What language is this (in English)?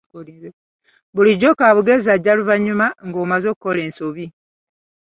Ganda